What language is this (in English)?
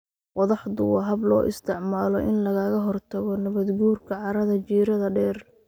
Somali